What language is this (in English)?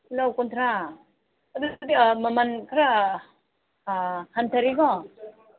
Manipuri